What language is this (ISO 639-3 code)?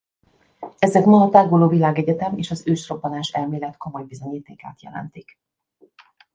hun